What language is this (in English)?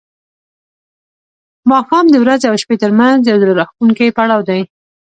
Pashto